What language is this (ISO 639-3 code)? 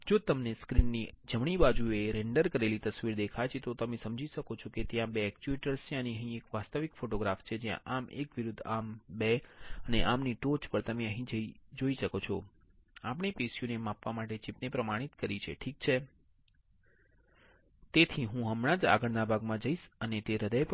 guj